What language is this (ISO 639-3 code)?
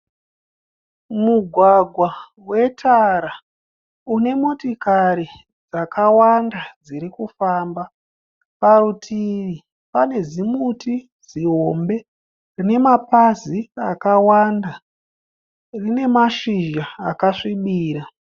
sna